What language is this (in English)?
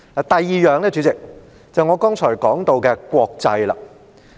Cantonese